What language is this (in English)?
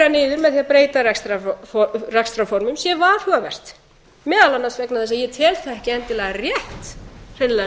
Icelandic